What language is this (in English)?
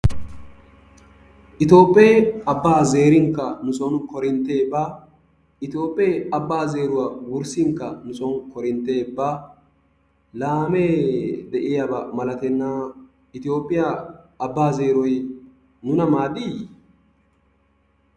Wolaytta